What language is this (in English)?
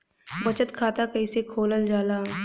Bhojpuri